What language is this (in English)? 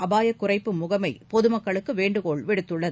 Tamil